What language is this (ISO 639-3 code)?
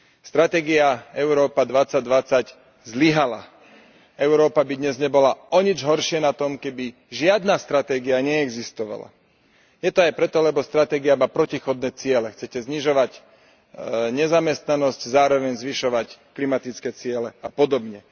slk